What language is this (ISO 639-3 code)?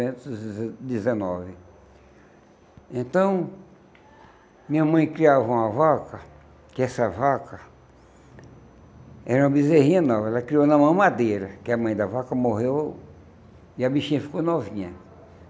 por